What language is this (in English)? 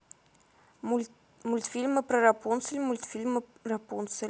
Russian